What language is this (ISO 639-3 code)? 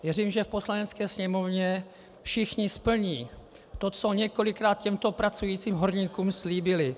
ces